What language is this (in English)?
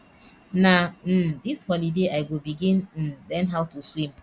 Nigerian Pidgin